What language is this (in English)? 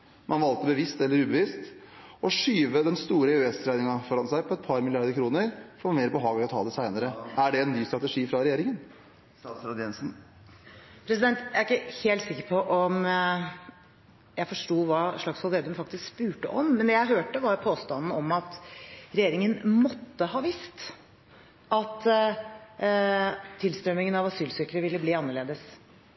Norwegian Bokmål